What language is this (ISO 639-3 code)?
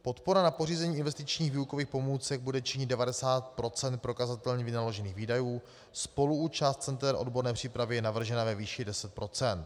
ces